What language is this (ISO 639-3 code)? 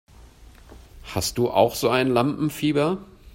deu